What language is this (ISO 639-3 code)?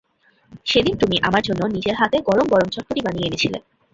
ben